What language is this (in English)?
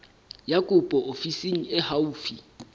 Southern Sotho